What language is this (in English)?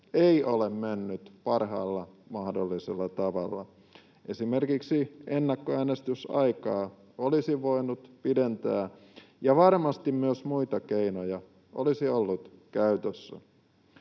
Finnish